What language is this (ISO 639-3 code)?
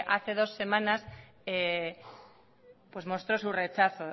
spa